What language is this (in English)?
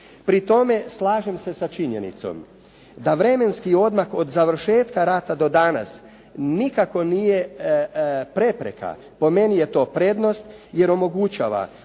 Croatian